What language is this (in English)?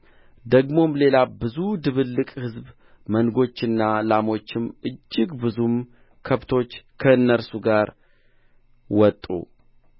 Amharic